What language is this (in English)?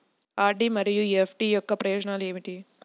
Telugu